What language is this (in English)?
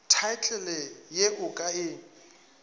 Northern Sotho